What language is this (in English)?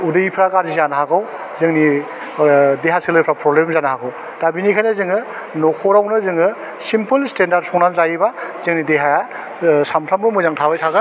Bodo